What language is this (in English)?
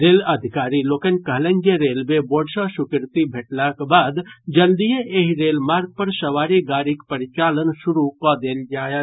Maithili